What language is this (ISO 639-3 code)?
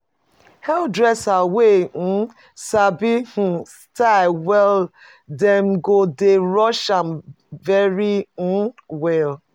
pcm